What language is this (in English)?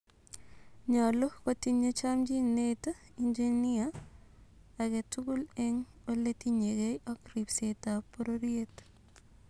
Kalenjin